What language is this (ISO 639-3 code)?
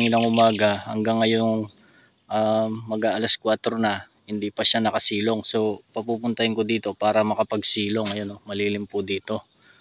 fil